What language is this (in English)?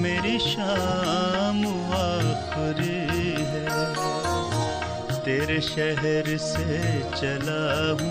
Hindi